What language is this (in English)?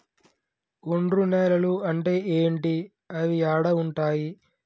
Telugu